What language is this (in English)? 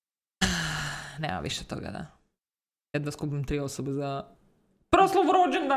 Croatian